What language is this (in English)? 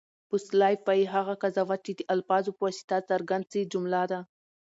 Pashto